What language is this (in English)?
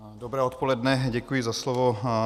Czech